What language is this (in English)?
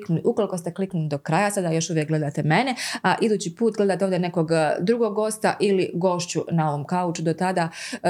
Croatian